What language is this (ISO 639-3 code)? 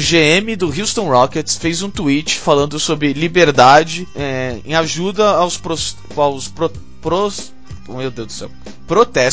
por